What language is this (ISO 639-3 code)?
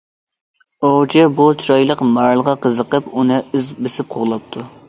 uig